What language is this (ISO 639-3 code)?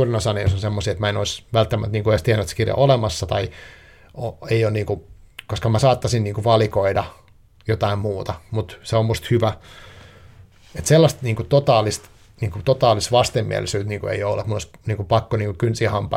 fin